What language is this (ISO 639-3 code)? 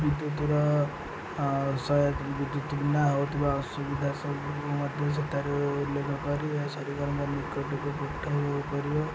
ori